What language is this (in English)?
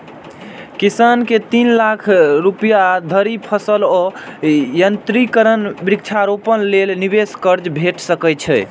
Maithili